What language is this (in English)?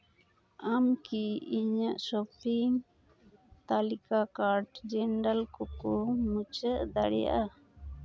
Santali